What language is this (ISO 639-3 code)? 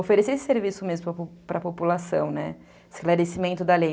por